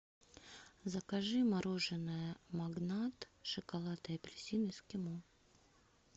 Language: Russian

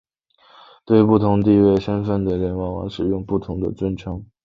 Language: Chinese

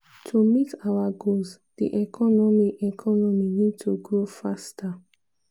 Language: Nigerian Pidgin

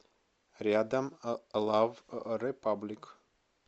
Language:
Russian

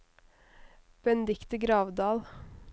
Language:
Norwegian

